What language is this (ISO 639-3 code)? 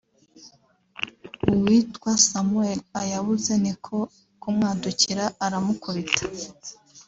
kin